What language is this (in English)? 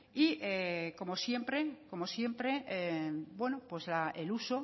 Spanish